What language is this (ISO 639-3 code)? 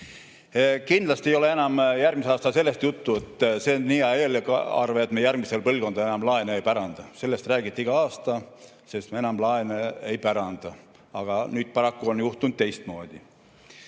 est